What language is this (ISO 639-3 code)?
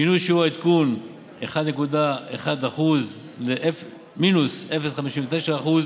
heb